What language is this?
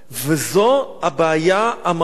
Hebrew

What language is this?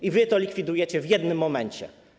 Polish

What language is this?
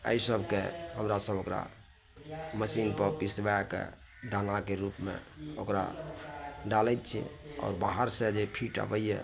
Maithili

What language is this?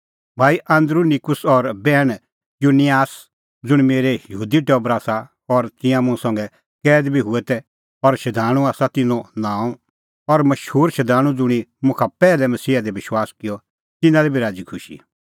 Kullu Pahari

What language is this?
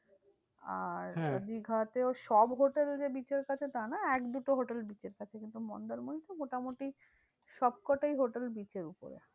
Bangla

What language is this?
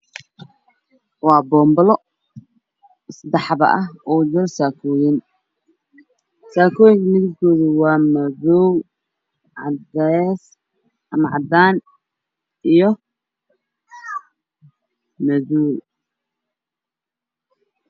Somali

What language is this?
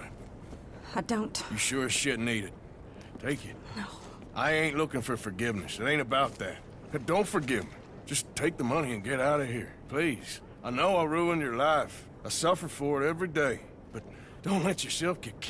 English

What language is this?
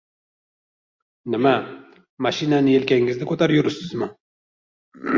Uzbek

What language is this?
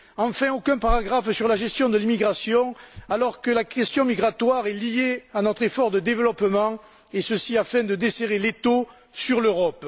French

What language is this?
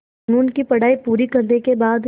Hindi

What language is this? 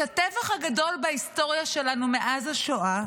Hebrew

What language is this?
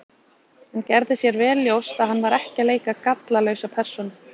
Icelandic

